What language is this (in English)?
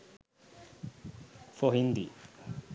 Sinhala